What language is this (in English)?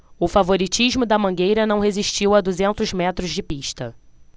Portuguese